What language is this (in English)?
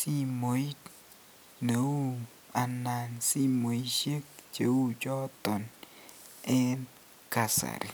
Kalenjin